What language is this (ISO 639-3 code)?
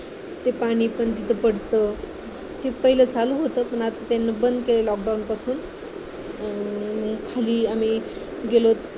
mar